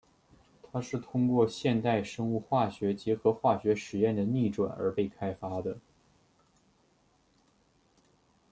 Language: Chinese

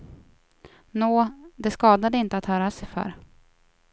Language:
Swedish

